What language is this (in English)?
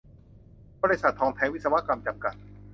Thai